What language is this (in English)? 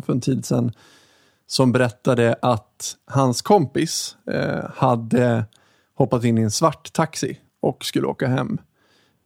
Swedish